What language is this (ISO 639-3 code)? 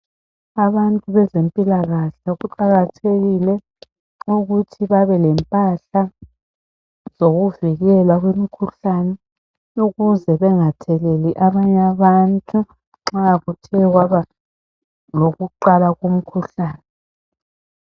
nde